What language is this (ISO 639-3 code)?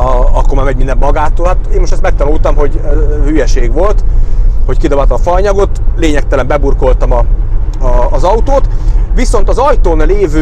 hun